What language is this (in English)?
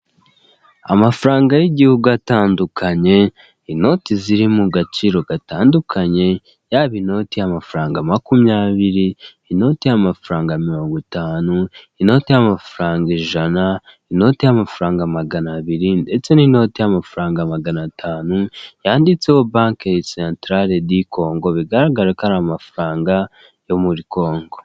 Kinyarwanda